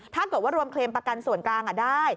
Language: Thai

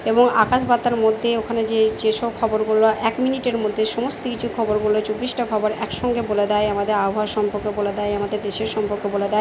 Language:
Bangla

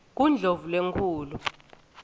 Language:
Swati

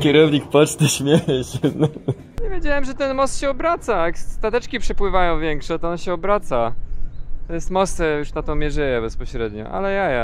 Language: Polish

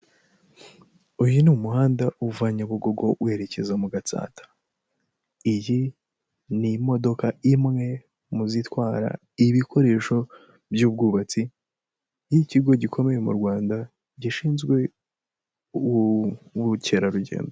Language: Kinyarwanda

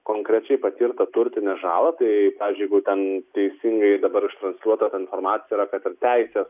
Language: Lithuanian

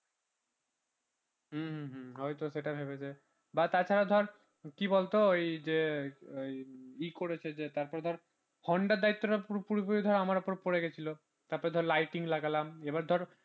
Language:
Bangla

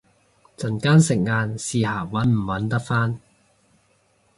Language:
Cantonese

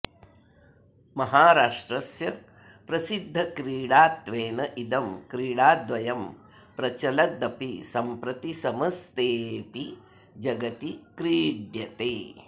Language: Sanskrit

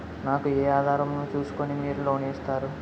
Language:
Telugu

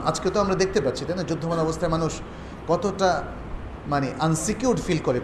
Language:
Bangla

